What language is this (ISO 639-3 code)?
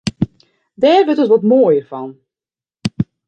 fry